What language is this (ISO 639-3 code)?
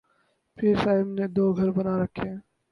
urd